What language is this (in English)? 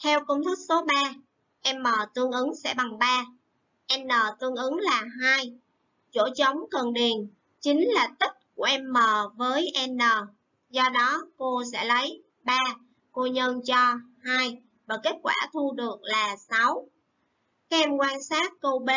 Vietnamese